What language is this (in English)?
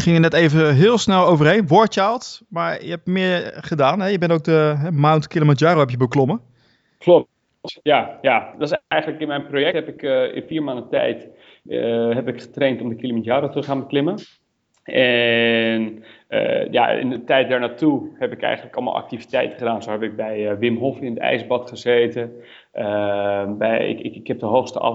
Dutch